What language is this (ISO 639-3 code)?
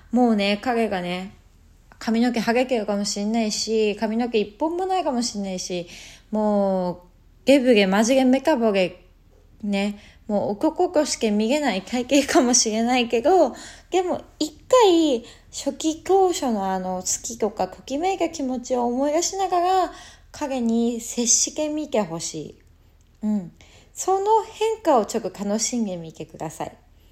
jpn